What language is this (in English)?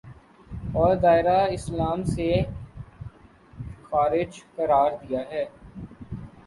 Urdu